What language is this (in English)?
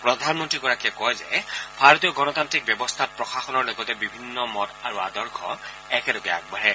Assamese